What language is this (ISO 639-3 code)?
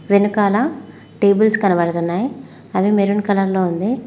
tel